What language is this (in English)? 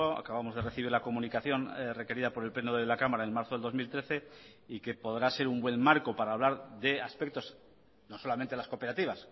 Spanish